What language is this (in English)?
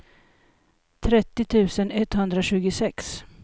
Swedish